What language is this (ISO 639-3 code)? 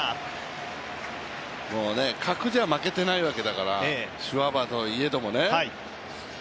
jpn